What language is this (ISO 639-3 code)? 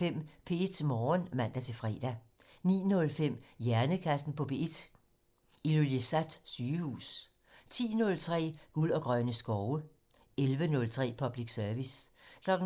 dan